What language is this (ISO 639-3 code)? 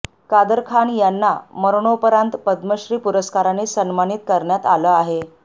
mar